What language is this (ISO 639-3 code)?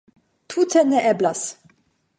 epo